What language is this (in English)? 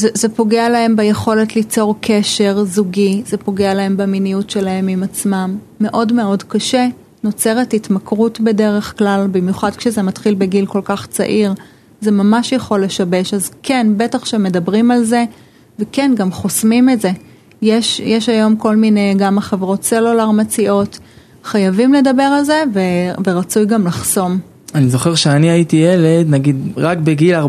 Hebrew